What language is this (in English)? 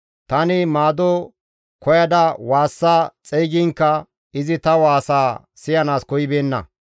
Gamo